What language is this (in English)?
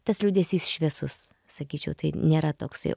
Lithuanian